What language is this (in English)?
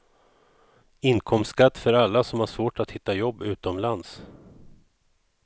Swedish